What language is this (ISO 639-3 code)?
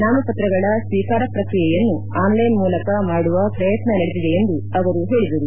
kan